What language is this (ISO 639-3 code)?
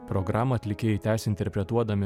lit